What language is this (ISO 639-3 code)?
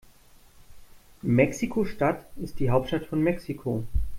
deu